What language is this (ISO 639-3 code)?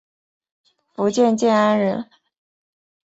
zho